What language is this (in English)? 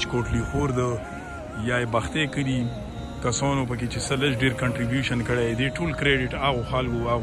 Romanian